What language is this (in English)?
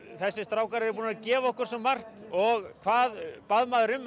Icelandic